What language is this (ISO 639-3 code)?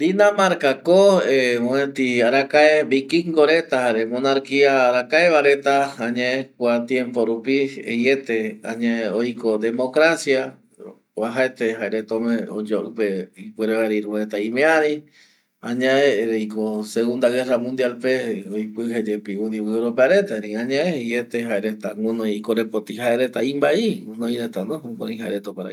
gui